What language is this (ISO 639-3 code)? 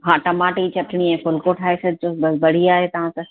snd